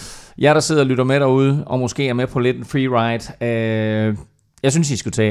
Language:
Danish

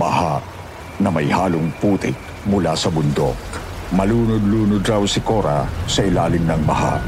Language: Filipino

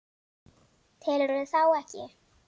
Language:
Icelandic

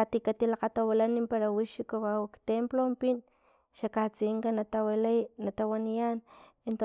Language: Filomena Mata-Coahuitlán Totonac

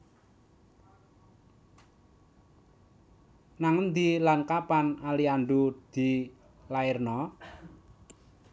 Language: Javanese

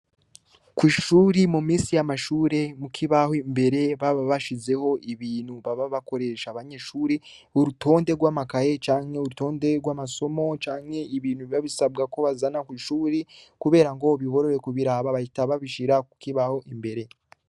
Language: Rundi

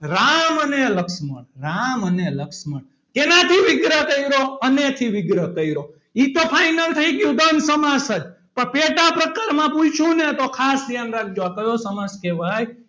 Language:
Gujarati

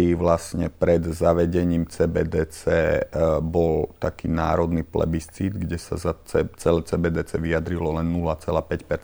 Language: Czech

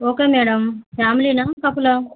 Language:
Telugu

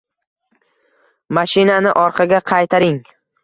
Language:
Uzbek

